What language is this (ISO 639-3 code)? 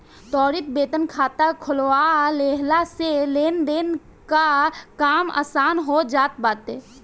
bho